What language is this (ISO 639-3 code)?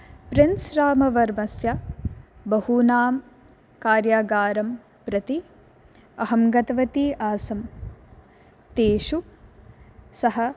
san